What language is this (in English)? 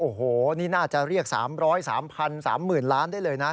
Thai